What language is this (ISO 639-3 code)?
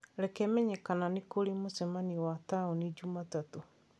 kik